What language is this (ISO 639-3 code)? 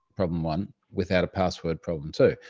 eng